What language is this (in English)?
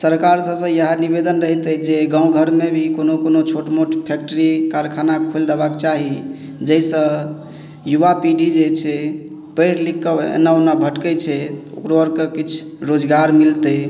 Maithili